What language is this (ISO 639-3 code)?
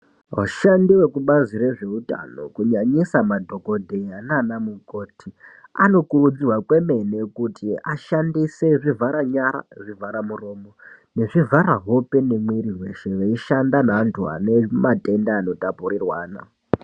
ndc